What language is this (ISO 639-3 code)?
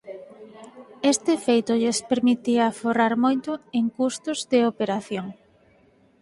glg